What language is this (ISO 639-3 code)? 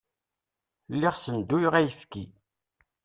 kab